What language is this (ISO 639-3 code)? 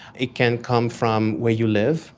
eng